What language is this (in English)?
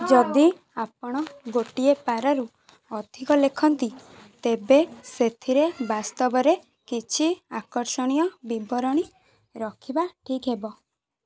Odia